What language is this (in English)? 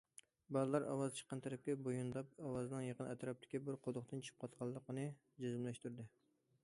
Uyghur